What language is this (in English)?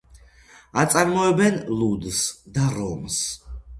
Georgian